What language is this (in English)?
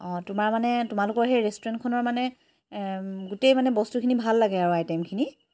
Assamese